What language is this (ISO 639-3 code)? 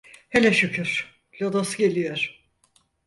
tur